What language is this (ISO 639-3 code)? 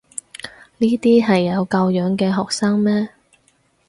yue